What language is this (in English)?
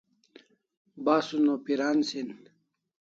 Kalasha